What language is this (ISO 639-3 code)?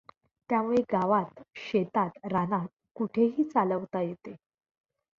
mar